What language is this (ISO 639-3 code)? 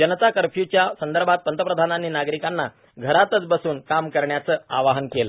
mar